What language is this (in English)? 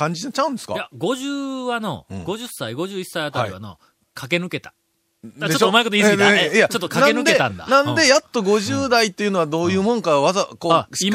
Japanese